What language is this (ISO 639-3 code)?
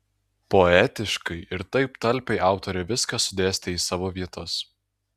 lit